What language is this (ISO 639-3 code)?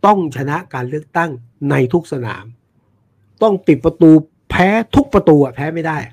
tha